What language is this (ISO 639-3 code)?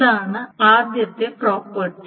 mal